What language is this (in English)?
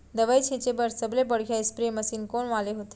Chhattisgarhi